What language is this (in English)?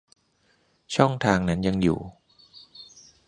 Thai